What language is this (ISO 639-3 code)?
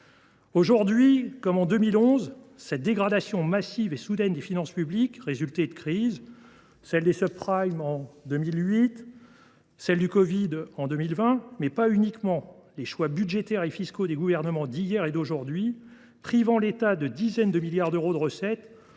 fra